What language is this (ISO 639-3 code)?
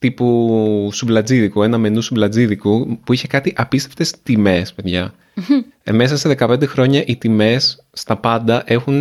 ell